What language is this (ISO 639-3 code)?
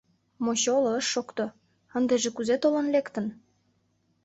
chm